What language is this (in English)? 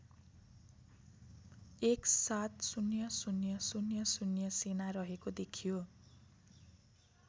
Nepali